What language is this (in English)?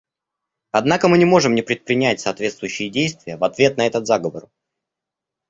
Russian